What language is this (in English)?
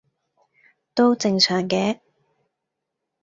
Cantonese